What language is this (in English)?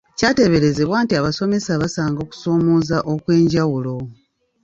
Ganda